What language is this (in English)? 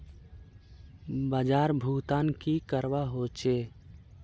Magahi